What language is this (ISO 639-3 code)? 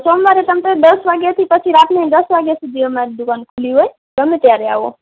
guj